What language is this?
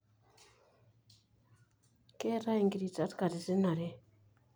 Masai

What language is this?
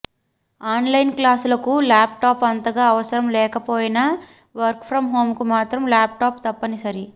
Telugu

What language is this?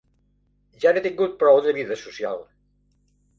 Catalan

